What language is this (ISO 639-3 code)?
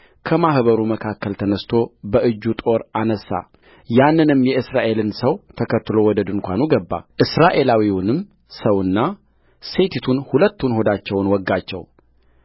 amh